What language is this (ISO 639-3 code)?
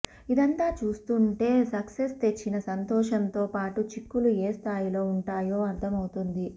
tel